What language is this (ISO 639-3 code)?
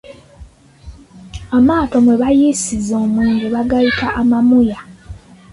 lug